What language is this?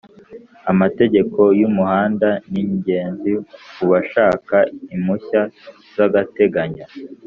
Kinyarwanda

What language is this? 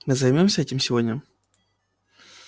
Russian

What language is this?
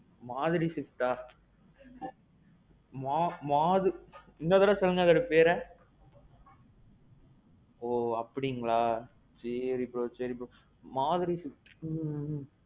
Tamil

